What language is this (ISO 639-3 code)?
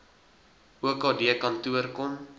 afr